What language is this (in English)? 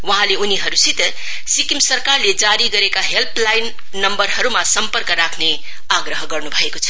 Nepali